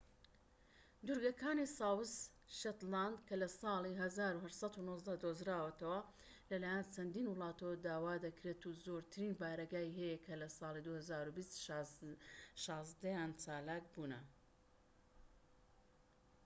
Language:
Central Kurdish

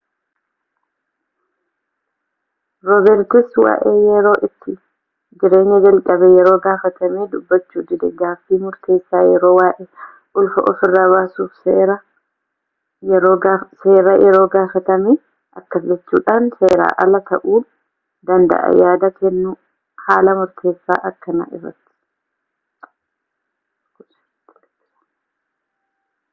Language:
Oromo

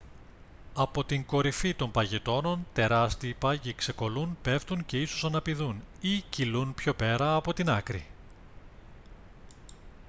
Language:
Greek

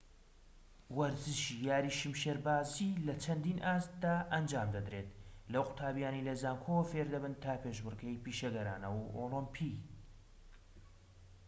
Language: Central Kurdish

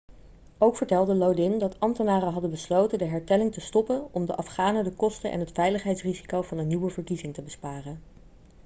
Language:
Dutch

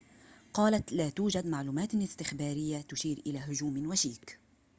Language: Arabic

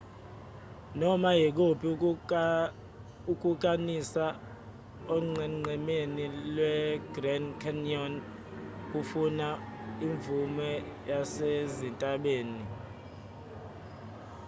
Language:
Zulu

